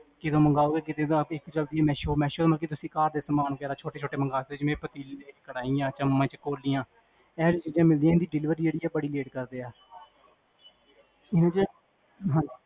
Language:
Punjabi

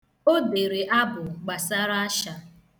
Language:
Igbo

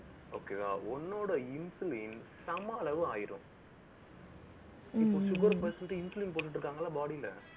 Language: Tamil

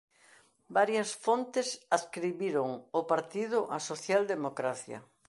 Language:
Galician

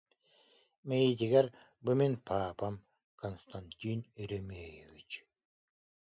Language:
Yakut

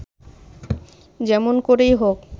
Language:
Bangla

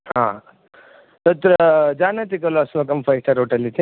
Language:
Sanskrit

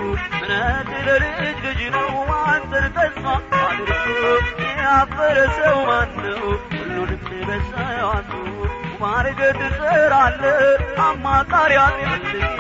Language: Amharic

